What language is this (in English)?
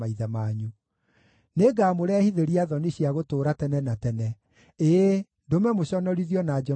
Kikuyu